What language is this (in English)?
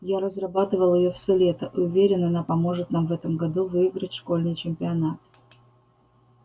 Russian